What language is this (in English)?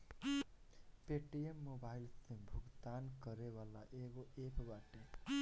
Bhojpuri